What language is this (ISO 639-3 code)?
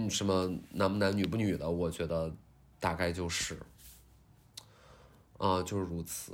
zho